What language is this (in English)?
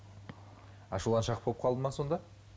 Kazakh